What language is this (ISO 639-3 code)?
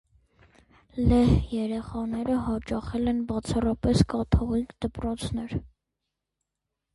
hye